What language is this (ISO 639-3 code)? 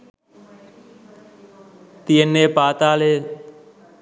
sin